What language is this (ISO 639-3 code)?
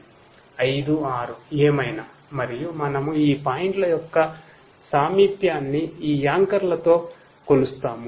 tel